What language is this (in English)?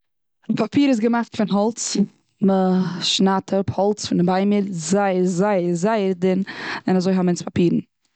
Yiddish